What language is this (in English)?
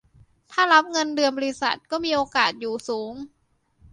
Thai